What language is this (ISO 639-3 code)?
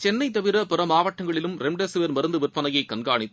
tam